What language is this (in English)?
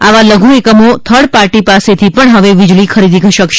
Gujarati